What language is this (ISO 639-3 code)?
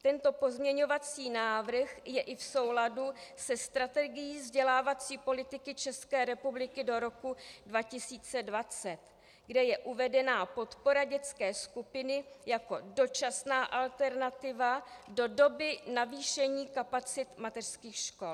ces